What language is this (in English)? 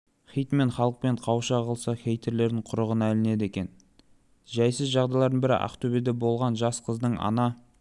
Kazakh